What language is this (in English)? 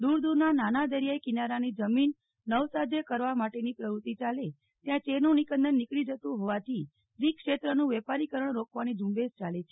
Gujarati